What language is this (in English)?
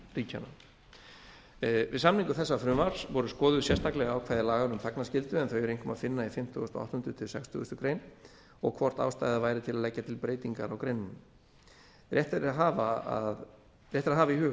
Icelandic